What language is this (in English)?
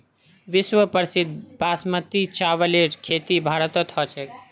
Magahi